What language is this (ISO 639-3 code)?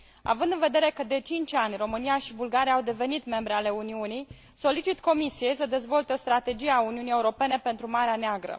ron